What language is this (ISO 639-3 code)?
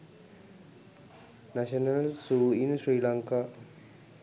sin